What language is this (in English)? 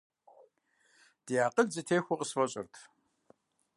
Kabardian